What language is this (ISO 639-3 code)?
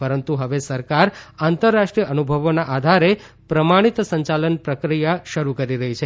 guj